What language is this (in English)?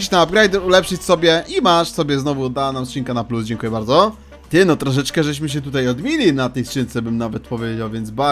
Polish